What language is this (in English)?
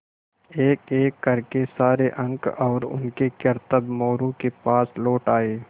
Hindi